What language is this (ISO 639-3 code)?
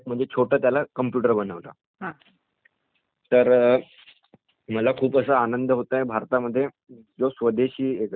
mar